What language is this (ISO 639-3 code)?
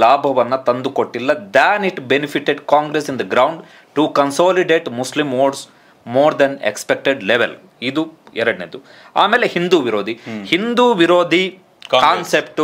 hin